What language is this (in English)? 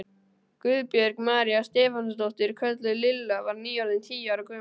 Icelandic